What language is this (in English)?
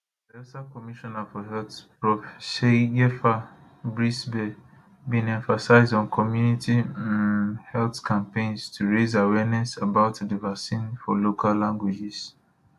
Nigerian Pidgin